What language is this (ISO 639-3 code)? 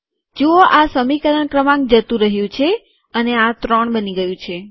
guj